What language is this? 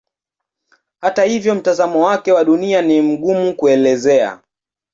Swahili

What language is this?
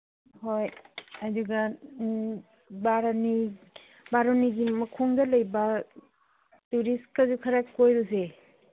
Manipuri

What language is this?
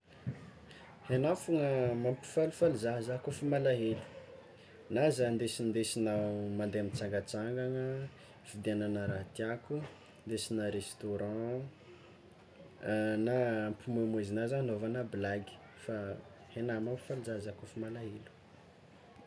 Tsimihety Malagasy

